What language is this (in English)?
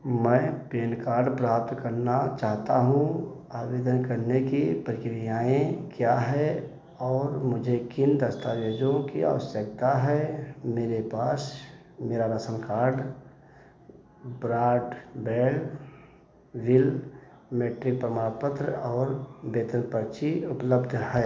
Hindi